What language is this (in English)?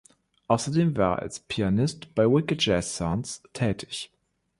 German